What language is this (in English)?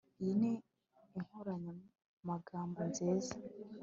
Kinyarwanda